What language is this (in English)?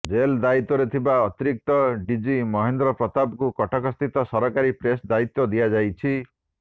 Odia